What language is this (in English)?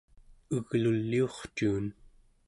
Central Yupik